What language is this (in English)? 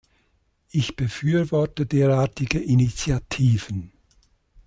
German